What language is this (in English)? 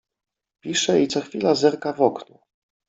Polish